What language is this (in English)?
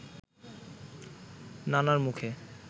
Bangla